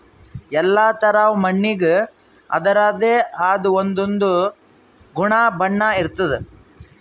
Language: Kannada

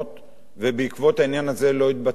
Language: Hebrew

